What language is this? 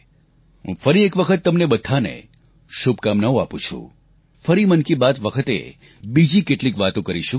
Gujarati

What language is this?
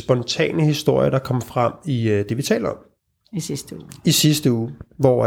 Danish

